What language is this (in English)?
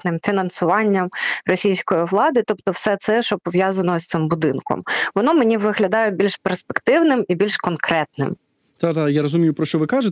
Ukrainian